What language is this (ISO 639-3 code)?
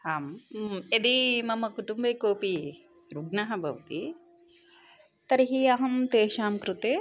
san